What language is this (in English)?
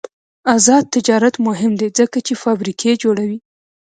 Pashto